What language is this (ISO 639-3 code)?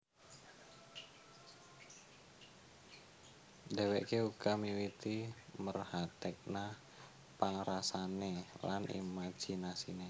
jav